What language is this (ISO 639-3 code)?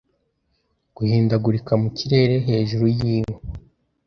kin